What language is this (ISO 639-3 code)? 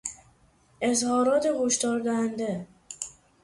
fas